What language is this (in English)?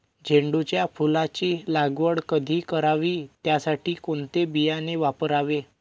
Marathi